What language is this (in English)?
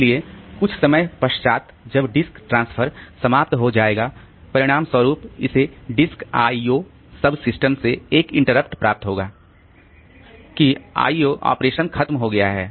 Hindi